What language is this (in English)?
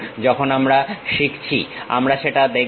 Bangla